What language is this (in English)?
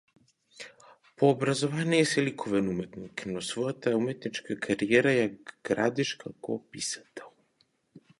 Macedonian